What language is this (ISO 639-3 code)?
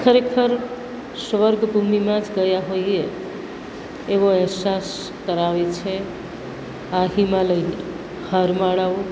guj